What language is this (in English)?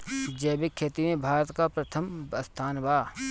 Bhojpuri